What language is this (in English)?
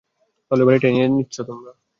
Bangla